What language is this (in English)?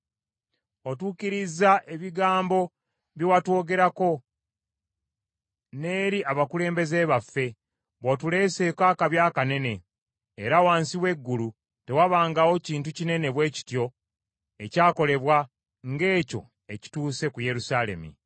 Ganda